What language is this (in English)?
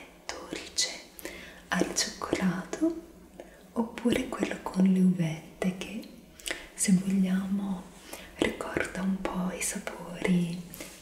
Italian